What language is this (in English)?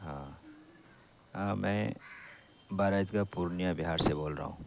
Urdu